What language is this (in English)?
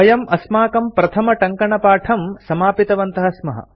Sanskrit